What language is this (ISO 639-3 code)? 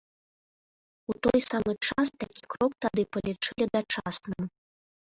bel